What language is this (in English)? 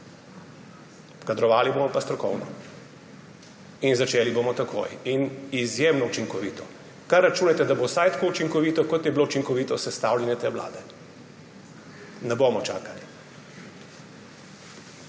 Slovenian